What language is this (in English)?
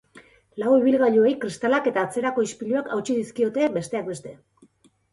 Basque